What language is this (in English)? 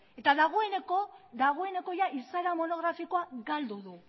Basque